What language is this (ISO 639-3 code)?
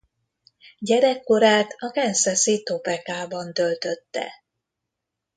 hun